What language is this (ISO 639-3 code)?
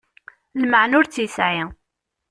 kab